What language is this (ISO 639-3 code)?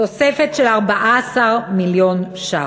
heb